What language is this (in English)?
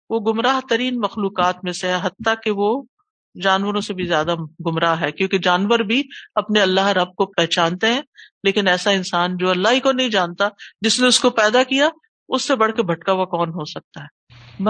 Urdu